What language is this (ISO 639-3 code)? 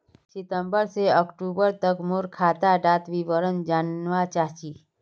mag